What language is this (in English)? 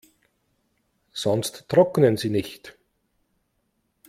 German